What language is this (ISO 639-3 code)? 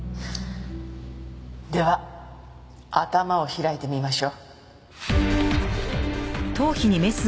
jpn